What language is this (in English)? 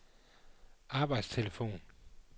Danish